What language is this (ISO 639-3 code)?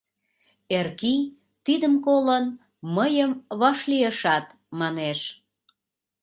chm